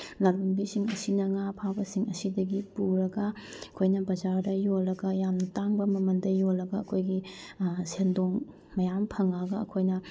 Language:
Manipuri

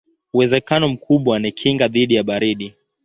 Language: Swahili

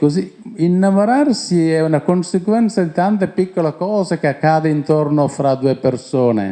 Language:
Italian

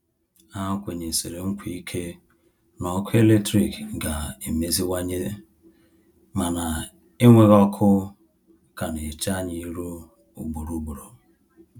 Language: Igbo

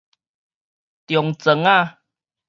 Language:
Min Nan Chinese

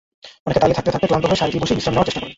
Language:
Bangla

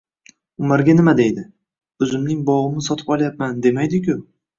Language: Uzbek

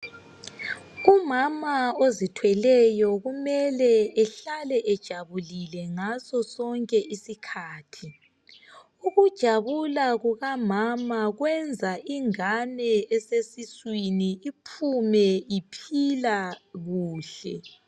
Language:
North Ndebele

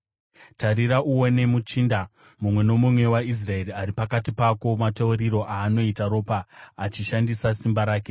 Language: Shona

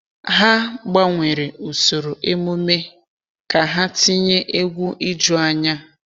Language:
Igbo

